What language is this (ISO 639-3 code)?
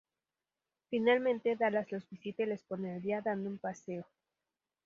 spa